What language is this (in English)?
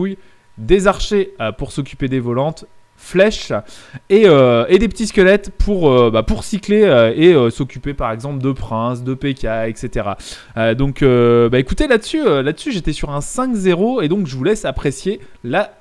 French